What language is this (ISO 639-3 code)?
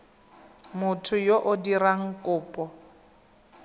tsn